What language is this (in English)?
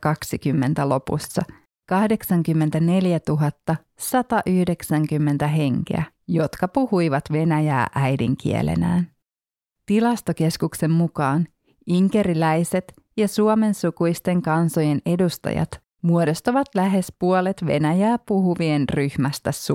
Finnish